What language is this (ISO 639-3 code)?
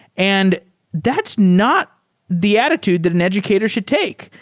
eng